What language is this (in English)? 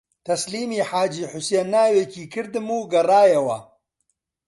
Central Kurdish